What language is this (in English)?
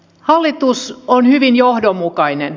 Finnish